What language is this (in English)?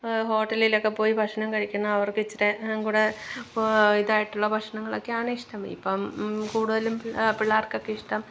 Malayalam